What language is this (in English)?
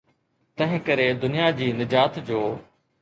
Sindhi